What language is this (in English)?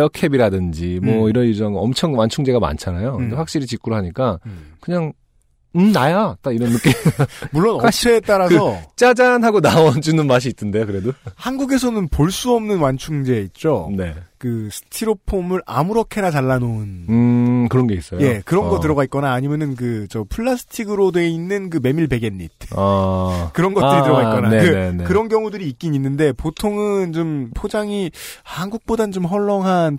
Korean